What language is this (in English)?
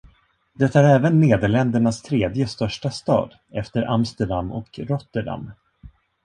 Swedish